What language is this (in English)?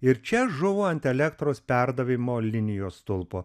Lithuanian